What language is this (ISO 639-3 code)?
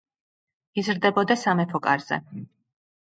kat